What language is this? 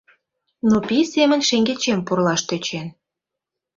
Mari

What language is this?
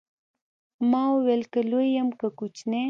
Pashto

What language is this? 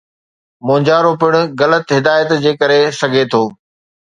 Sindhi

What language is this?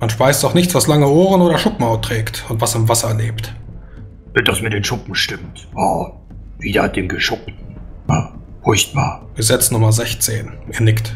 German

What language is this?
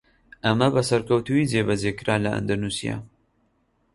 Central Kurdish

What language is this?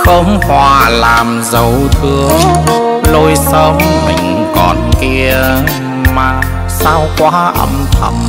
Vietnamese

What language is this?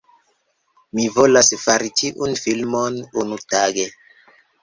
Esperanto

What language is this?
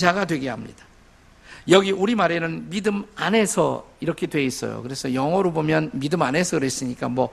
Korean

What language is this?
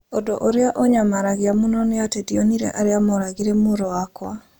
Kikuyu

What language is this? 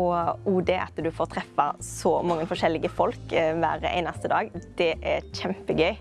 Norwegian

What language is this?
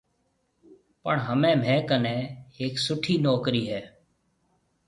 Marwari (Pakistan)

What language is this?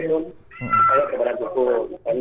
Indonesian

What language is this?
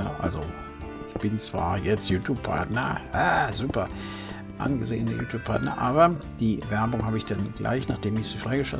German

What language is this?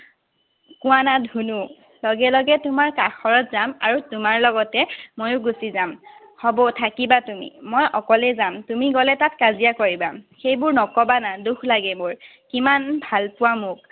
Assamese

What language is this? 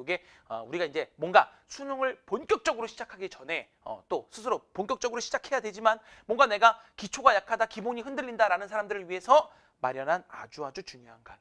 Korean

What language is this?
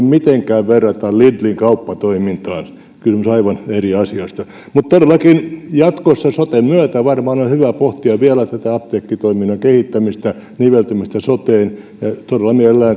Finnish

